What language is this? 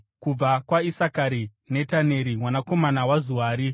Shona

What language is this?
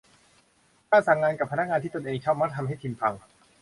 Thai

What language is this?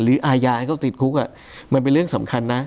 Thai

